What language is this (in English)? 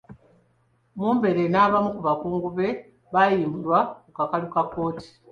Ganda